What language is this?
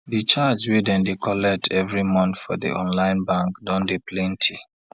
Nigerian Pidgin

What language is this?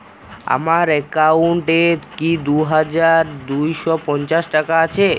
Bangla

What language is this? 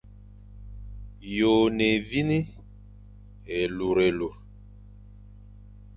Fang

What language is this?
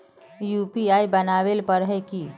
Magahi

